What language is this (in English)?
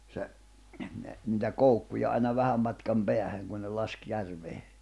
Finnish